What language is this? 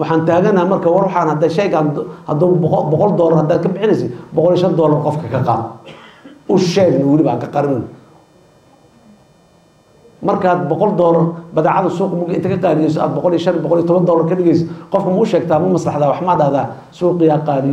Arabic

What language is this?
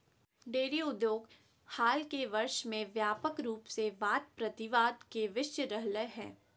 Magahi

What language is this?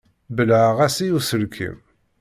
Kabyle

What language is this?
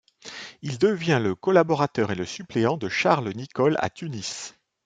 French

